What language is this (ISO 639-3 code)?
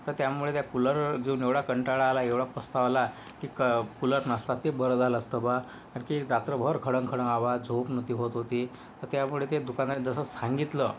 mar